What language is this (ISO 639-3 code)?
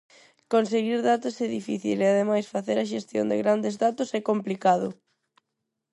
glg